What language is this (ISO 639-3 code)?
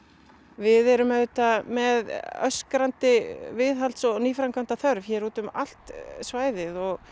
isl